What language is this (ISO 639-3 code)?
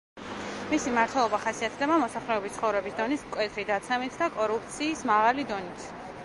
kat